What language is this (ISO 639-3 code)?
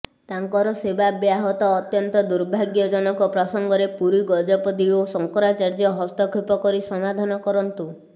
ori